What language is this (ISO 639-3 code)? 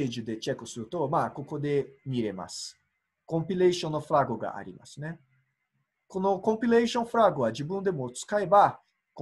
jpn